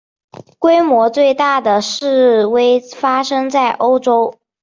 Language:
Chinese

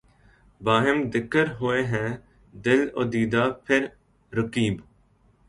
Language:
Urdu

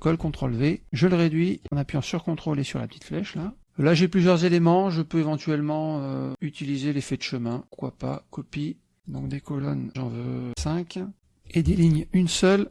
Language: French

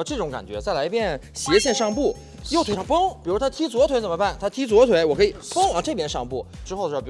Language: Chinese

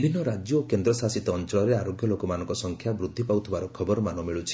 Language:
Odia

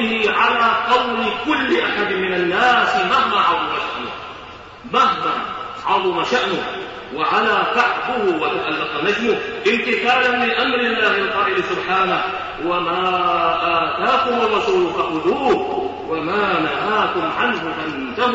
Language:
Arabic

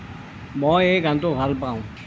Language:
Assamese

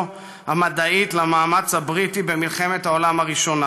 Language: Hebrew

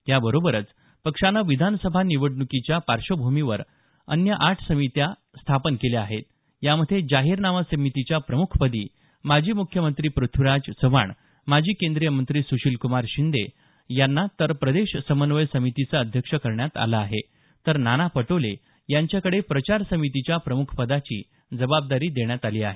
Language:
Marathi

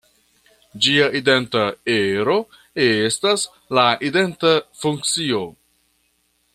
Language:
Esperanto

